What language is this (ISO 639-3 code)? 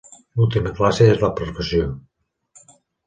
cat